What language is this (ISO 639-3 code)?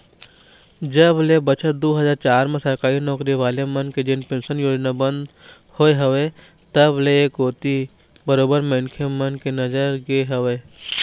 hne